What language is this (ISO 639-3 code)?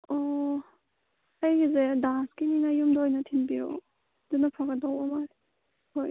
mni